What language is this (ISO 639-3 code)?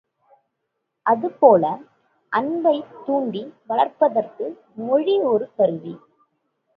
tam